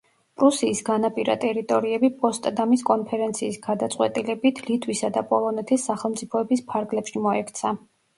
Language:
Georgian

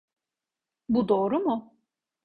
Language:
Turkish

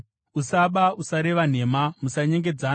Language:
Shona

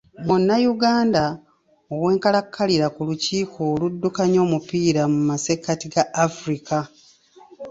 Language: Ganda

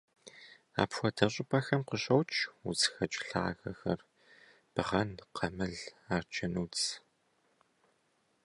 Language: Kabardian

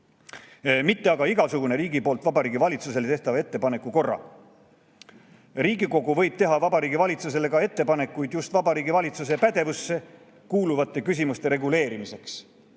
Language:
Estonian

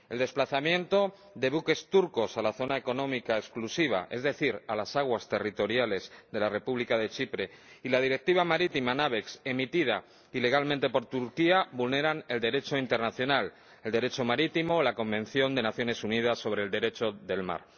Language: Spanish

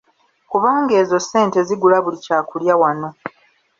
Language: Ganda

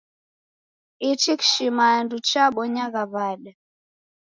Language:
Taita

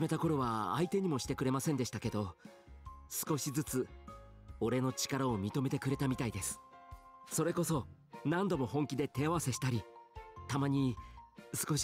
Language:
Japanese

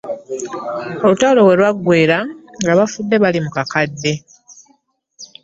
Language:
Ganda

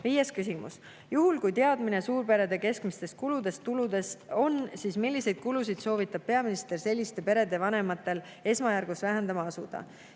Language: Estonian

